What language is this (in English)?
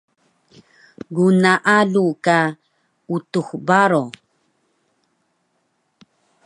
Taroko